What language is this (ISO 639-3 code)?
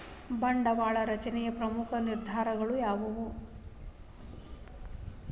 kan